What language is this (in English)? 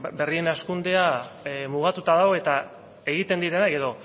Basque